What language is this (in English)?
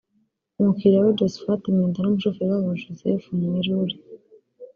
Kinyarwanda